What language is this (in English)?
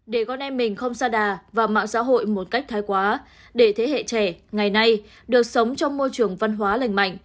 Vietnamese